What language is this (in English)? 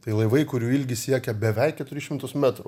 Lithuanian